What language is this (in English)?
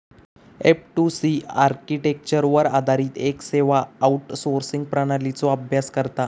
Marathi